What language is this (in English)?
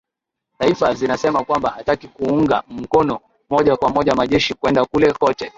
Swahili